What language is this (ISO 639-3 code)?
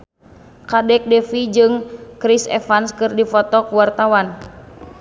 sun